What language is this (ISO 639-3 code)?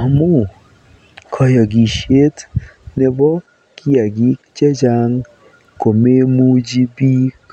kln